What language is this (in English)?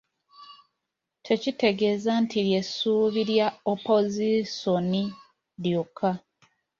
Ganda